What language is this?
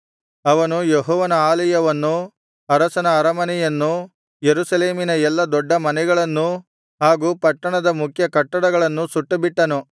Kannada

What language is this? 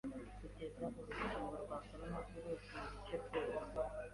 Kinyarwanda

